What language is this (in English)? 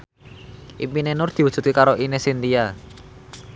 Javanese